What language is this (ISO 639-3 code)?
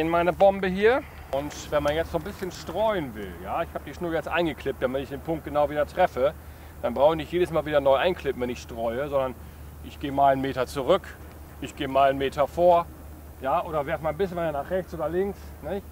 deu